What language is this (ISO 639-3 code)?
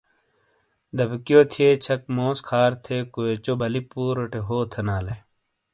scl